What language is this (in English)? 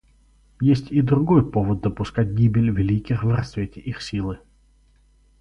Russian